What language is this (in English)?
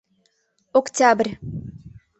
Mari